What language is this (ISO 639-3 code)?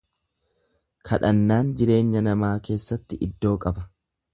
orm